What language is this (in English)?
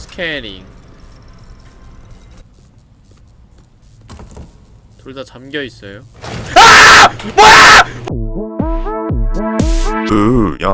Korean